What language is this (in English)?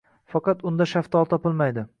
Uzbek